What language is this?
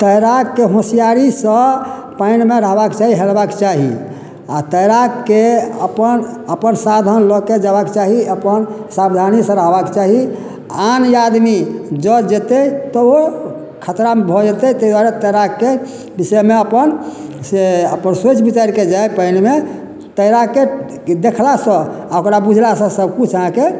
Maithili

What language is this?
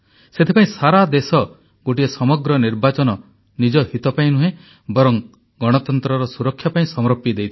Odia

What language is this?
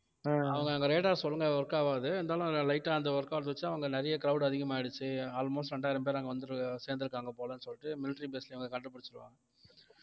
Tamil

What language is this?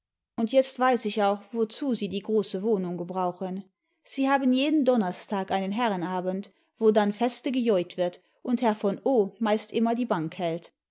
German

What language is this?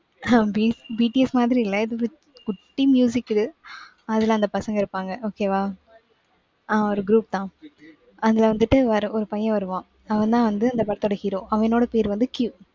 Tamil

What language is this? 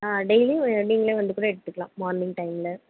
Tamil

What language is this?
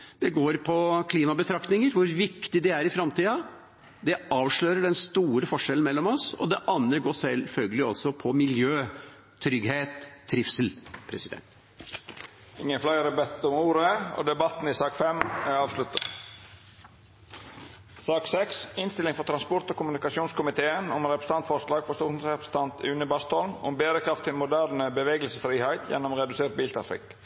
Norwegian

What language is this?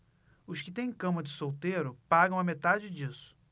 Portuguese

